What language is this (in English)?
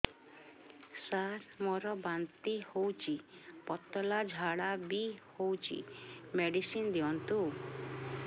Odia